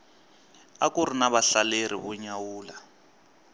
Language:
Tsonga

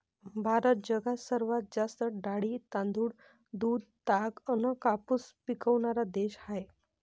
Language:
Marathi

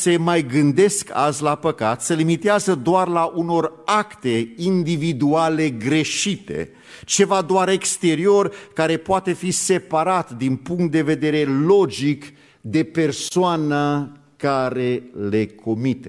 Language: Romanian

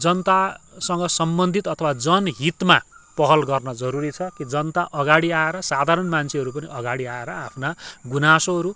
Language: Nepali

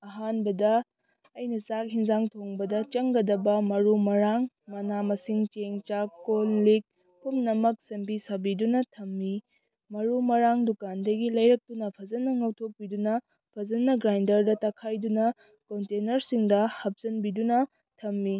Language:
Manipuri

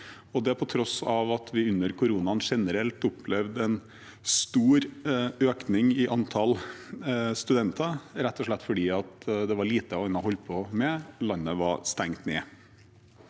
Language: Norwegian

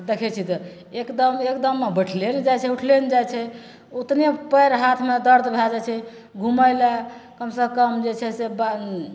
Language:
Maithili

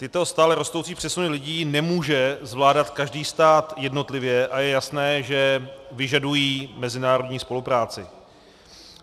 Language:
Czech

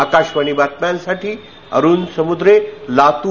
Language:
Marathi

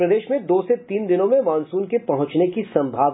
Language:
Hindi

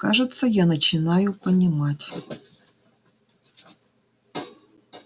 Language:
Russian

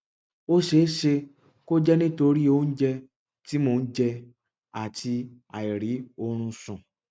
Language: Yoruba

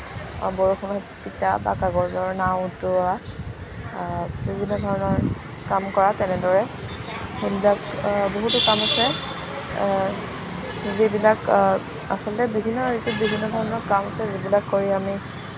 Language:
Assamese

